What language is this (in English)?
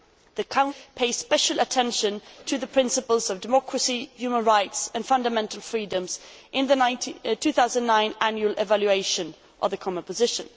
English